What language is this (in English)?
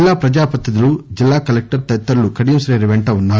Telugu